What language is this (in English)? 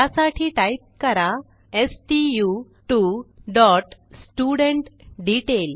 Marathi